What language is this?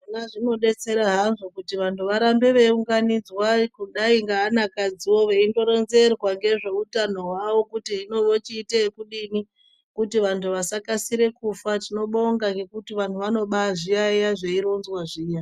Ndau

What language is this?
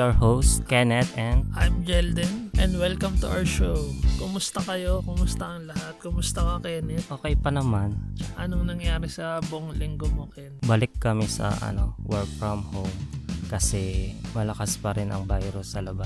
Filipino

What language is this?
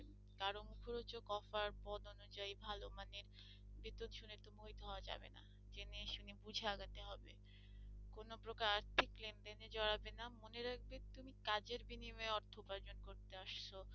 Bangla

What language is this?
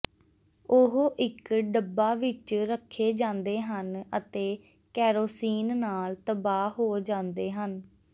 Punjabi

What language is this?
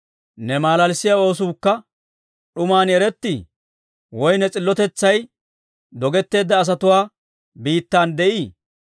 Dawro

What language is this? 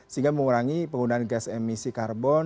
Indonesian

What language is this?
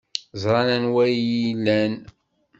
Kabyle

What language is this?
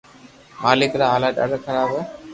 Loarki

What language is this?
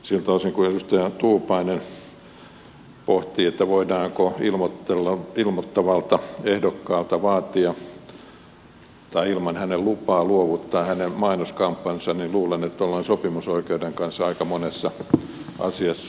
Finnish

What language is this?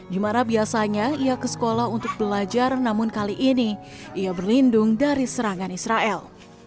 Indonesian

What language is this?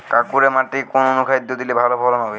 Bangla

